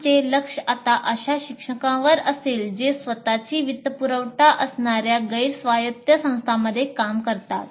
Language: Marathi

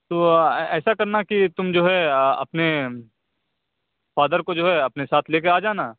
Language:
Urdu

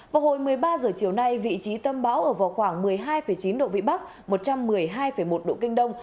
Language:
Vietnamese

